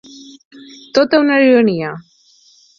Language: Catalan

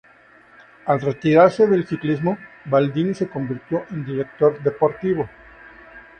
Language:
Spanish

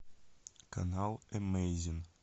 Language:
Russian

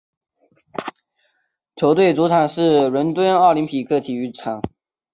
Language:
Chinese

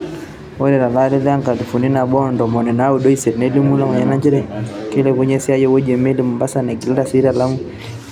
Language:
Masai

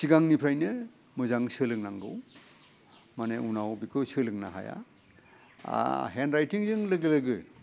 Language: Bodo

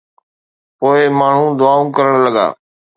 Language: Sindhi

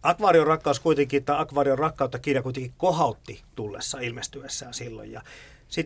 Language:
Finnish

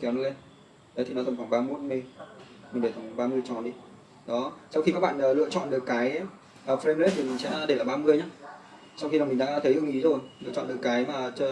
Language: Vietnamese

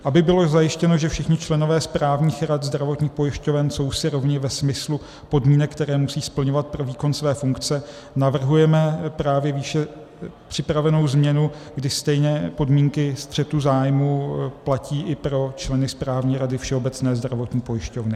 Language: Czech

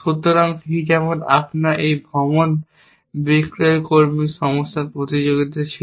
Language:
Bangla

